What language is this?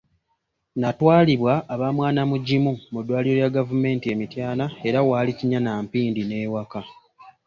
Ganda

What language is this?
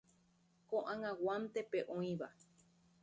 Guarani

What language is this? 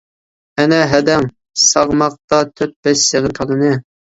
Uyghur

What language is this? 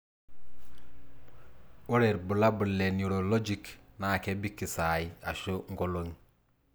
Masai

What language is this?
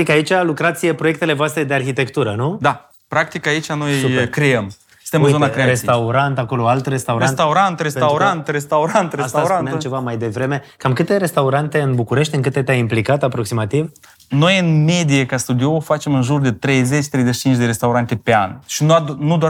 Romanian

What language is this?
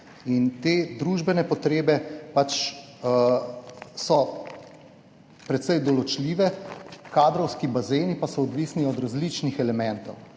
Slovenian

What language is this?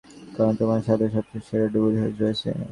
Bangla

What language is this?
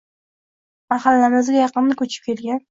Uzbek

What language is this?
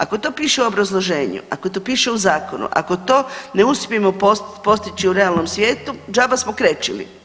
Croatian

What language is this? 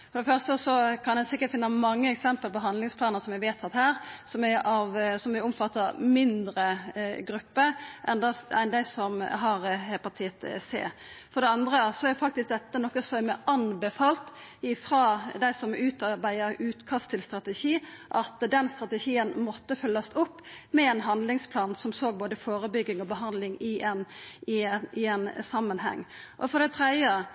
Norwegian Nynorsk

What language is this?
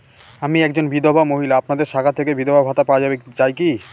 Bangla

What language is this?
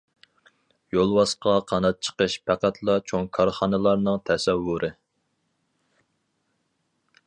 Uyghur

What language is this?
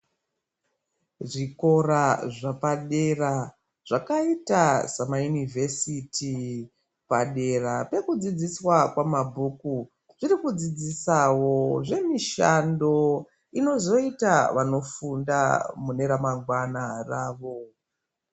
Ndau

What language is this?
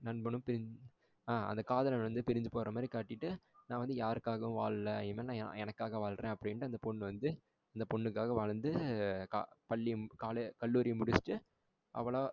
Tamil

